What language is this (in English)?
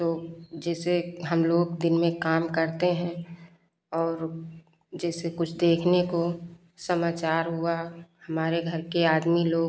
Hindi